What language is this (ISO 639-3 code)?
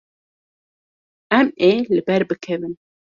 kur